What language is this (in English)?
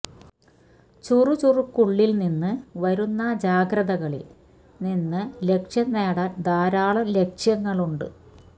Malayalam